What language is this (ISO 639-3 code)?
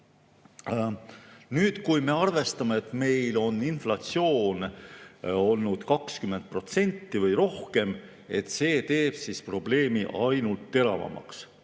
est